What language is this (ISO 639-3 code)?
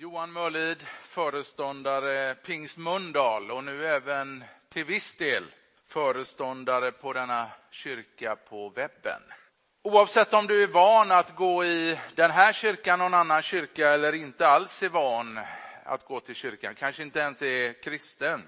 swe